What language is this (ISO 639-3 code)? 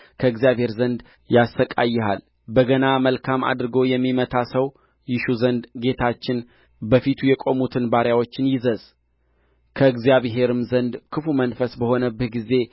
amh